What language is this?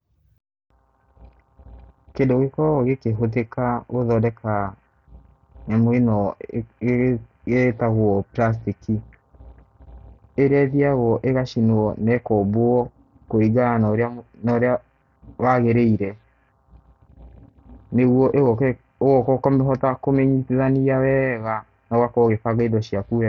Kikuyu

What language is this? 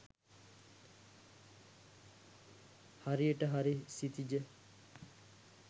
Sinhala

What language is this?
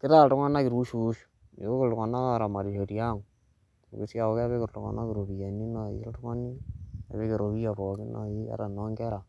Masai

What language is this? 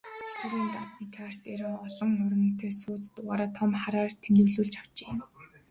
Mongolian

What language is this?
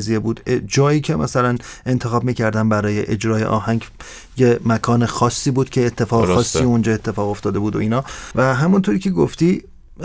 Persian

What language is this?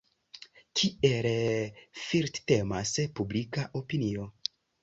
Esperanto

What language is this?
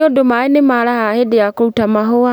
Kikuyu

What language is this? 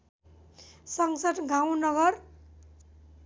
Nepali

